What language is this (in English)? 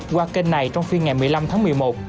Vietnamese